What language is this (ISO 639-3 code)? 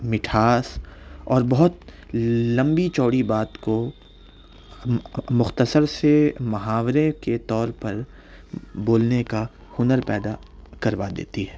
urd